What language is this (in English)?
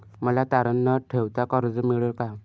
Marathi